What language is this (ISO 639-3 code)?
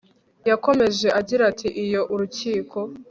kin